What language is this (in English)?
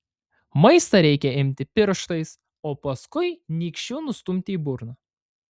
Lithuanian